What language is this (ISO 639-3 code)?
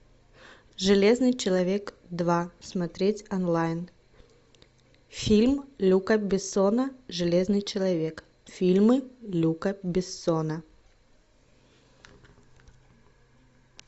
rus